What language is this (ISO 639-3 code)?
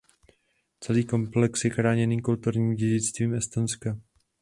ces